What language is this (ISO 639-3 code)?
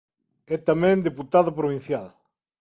glg